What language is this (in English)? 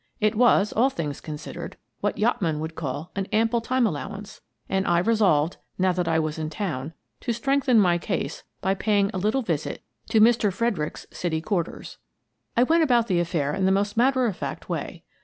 English